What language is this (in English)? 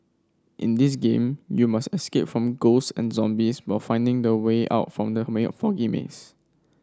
English